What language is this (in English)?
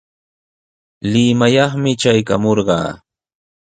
Sihuas Ancash Quechua